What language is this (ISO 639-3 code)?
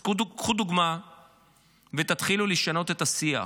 heb